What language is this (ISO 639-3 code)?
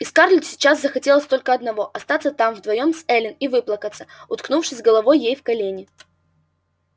rus